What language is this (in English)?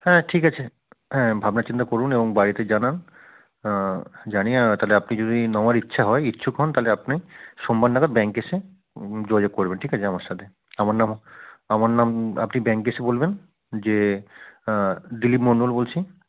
Bangla